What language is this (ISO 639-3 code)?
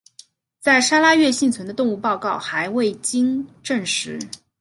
zho